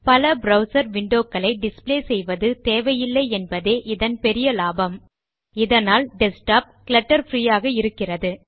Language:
Tamil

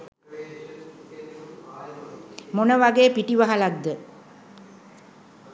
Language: Sinhala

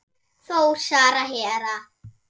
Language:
Icelandic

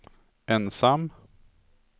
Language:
Swedish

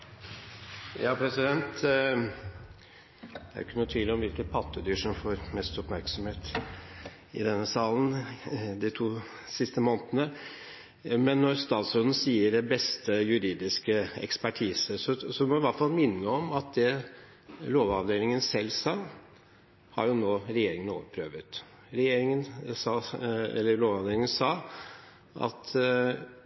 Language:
Norwegian Bokmål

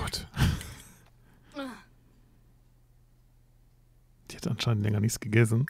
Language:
German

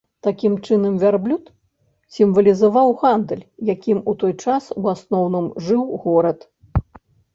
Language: Belarusian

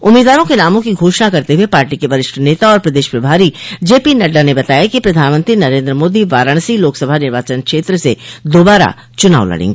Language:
Hindi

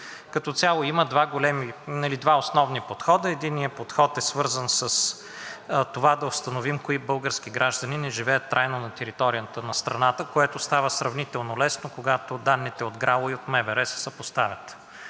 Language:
Bulgarian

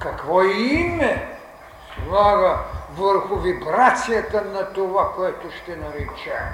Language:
Bulgarian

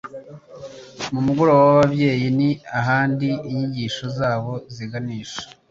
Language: Kinyarwanda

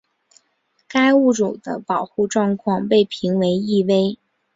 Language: Chinese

